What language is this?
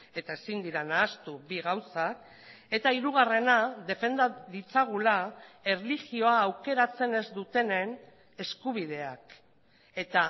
Basque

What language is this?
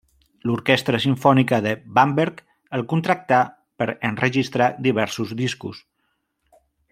Catalan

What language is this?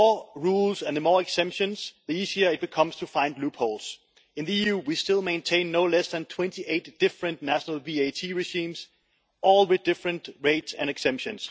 English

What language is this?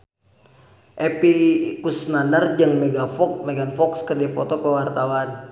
Sundanese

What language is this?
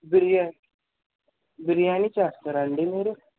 Telugu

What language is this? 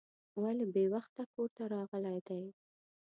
Pashto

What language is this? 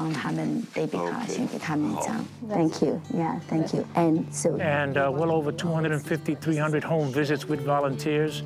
English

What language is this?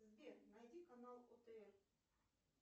Russian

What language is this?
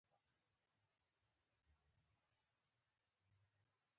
Pashto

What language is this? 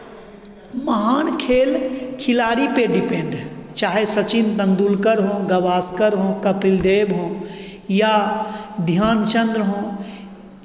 Hindi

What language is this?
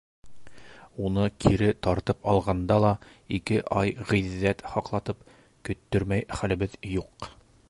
Bashkir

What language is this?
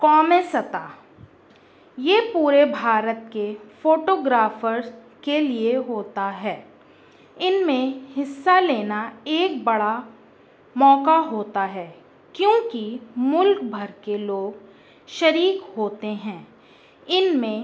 Urdu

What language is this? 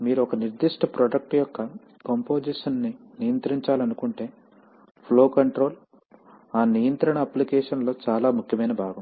Telugu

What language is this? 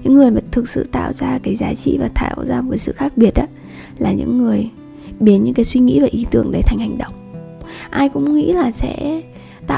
Vietnamese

